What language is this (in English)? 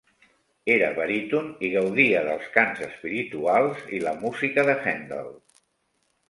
Catalan